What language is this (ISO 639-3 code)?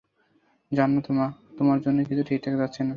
ben